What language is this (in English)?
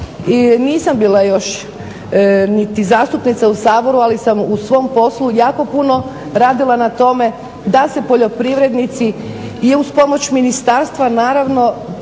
Croatian